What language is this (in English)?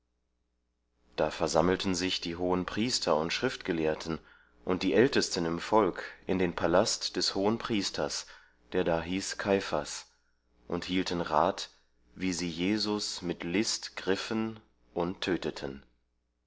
German